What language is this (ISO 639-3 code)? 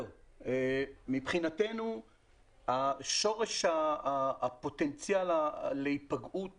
heb